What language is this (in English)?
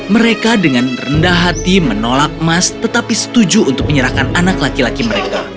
Indonesian